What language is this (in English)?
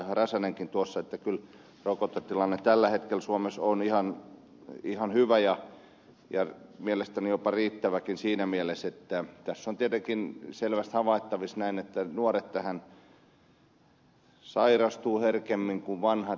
Finnish